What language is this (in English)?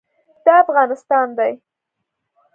Pashto